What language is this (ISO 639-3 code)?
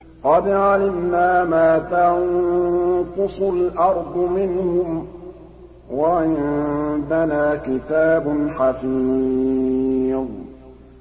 ara